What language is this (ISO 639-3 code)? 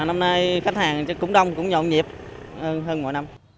vie